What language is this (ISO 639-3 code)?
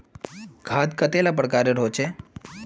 mag